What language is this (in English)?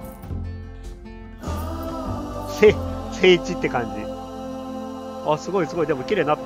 Japanese